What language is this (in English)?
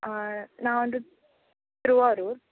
Tamil